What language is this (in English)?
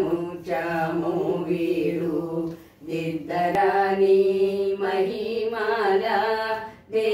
Indonesian